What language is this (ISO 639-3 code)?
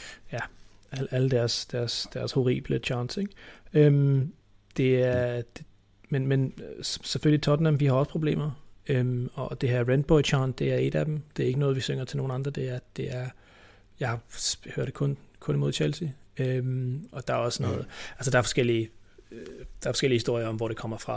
dan